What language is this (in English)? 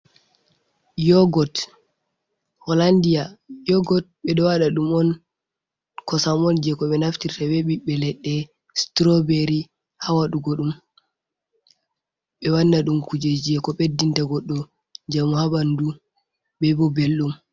Fula